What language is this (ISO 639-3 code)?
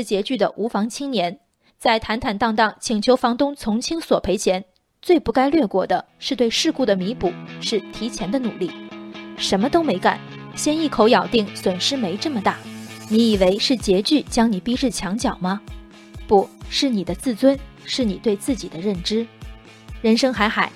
zho